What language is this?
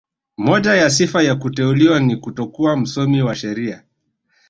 Swahili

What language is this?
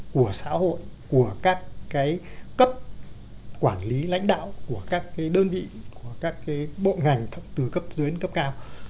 Vietnamese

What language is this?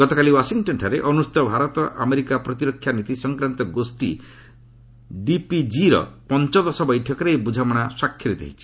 Odia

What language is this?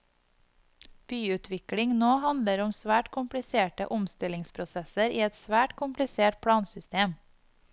Norwegian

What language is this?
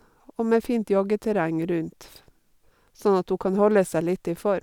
Norwegian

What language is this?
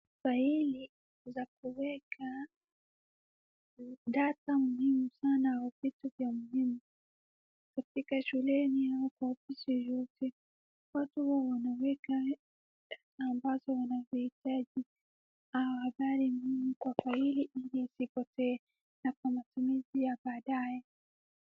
Swahili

